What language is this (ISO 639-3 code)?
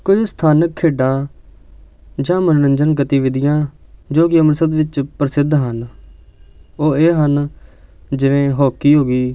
pan